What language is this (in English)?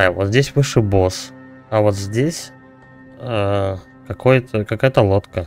Russian